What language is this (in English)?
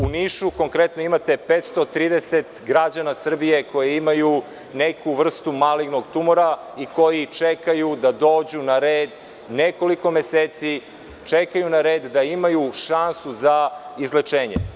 Serbian